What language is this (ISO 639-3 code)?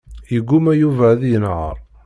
kab